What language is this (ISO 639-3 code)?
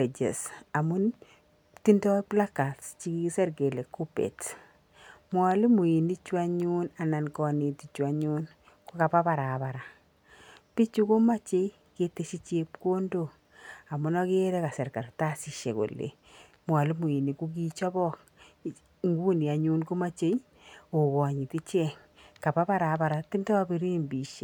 kln